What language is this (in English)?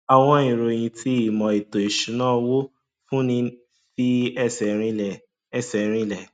Yoruba